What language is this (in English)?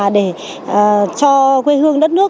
Vietnamese